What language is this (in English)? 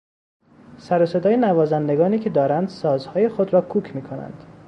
Persian